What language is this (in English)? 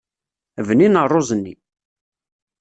Kabyle